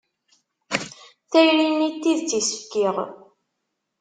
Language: Kabyle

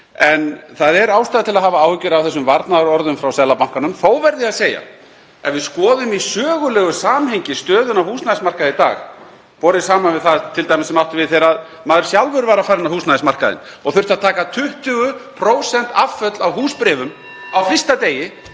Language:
Icelandic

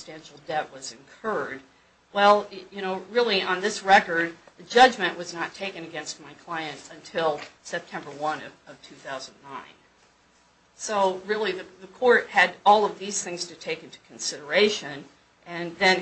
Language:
English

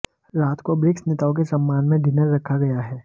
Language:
Hindi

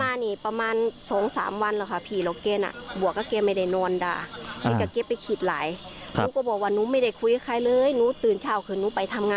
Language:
Thai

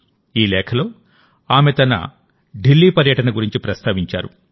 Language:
Telugu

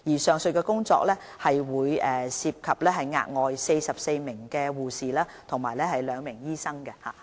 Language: Cantonese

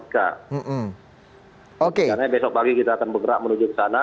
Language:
Indonesian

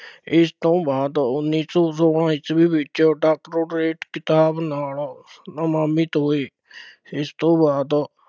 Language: Punjabi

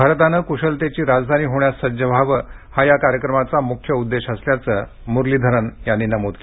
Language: Marathi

